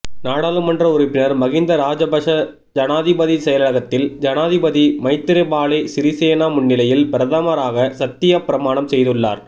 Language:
Tamil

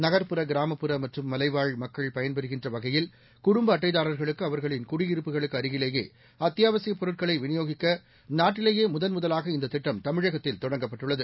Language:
Tamil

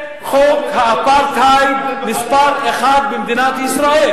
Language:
Hebrew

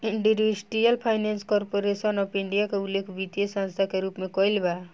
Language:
Bhojpuri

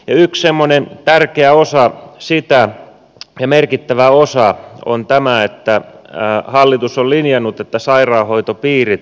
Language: Finnish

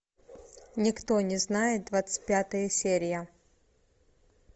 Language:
Russian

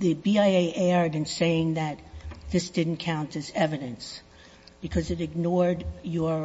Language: English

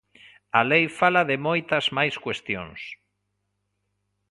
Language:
Galician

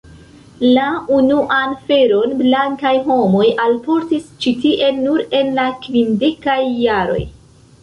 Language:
Esperanto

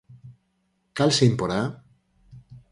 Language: Galician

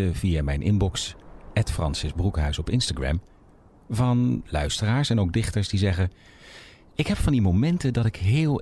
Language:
Dutch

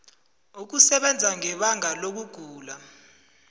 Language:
South Ndebele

